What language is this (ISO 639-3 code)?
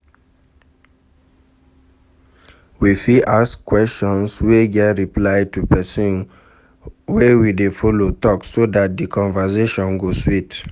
pcm